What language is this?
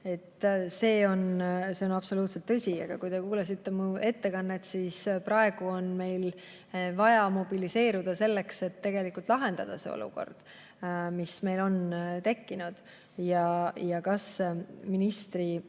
Estonian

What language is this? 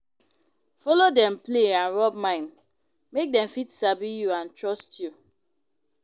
Nigerian Pidgin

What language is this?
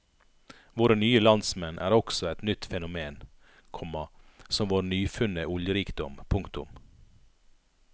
Norwegian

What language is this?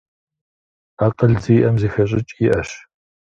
Kabardian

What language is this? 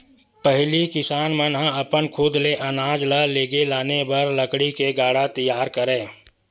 Chhattisgarhi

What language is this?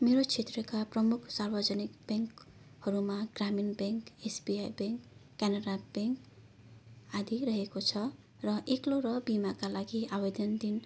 Nepali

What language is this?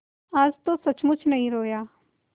Hindi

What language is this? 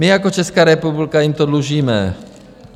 Czech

